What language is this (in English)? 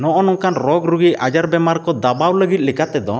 Santali